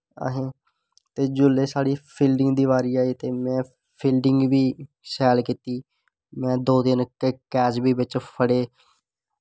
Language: Dogri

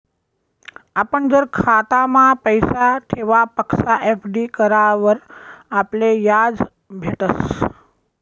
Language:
Marathi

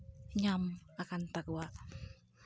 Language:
Santali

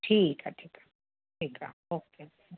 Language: Sindhi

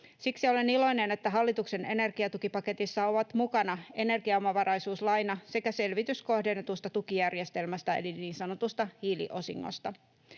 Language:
Finnish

